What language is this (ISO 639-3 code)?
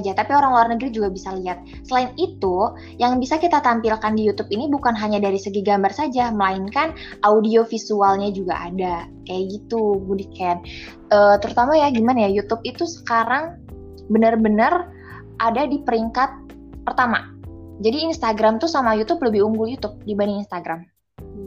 ind